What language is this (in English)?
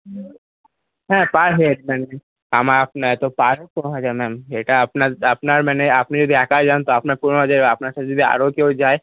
Bangla